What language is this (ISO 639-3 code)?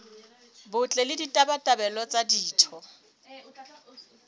sot